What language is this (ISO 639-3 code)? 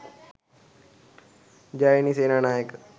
sin